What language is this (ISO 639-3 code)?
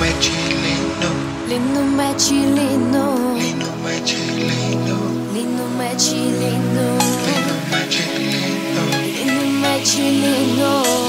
nld